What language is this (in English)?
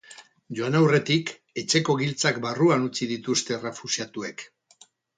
Basque